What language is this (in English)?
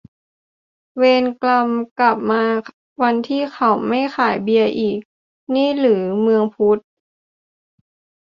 Thai